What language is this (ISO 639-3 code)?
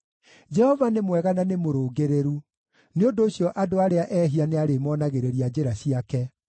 kik